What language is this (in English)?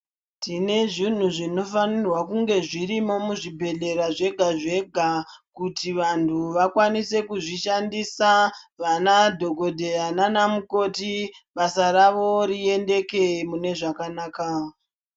Ndau